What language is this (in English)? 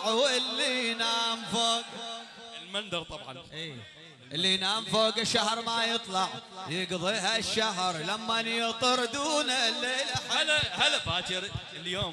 Arabic